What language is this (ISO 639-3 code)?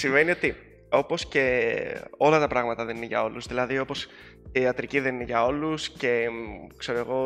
ell